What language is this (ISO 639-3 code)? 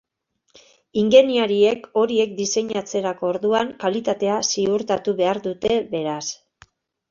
eus